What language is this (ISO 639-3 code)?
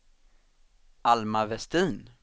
swe